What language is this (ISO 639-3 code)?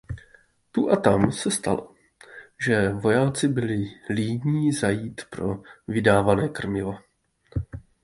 ces